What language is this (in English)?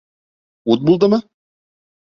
Bashkir